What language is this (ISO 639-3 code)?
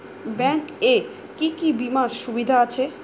ben